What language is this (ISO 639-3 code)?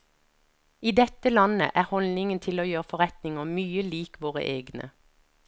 nor